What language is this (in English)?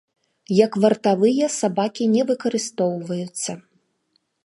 Belarusian